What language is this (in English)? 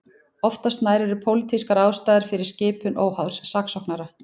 Icelandic